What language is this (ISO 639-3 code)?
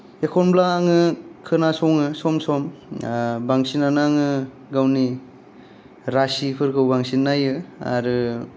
brx